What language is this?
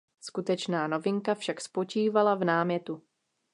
Czech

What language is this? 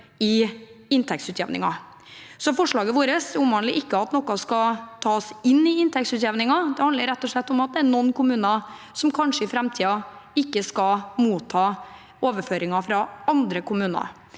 Norwegian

